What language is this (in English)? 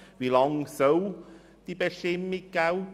Swiss German